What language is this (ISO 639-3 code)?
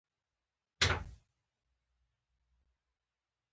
pus